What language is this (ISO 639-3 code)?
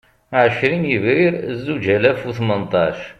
kab